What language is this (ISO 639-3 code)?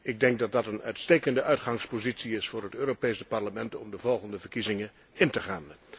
nld